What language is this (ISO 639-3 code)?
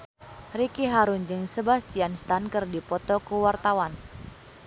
sun